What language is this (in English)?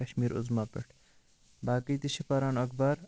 Kashmiri